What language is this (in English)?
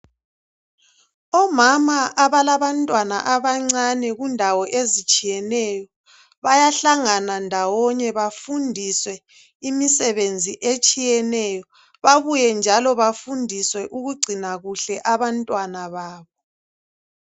North Ndebele